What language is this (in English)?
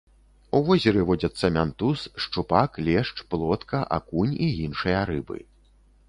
Belarusian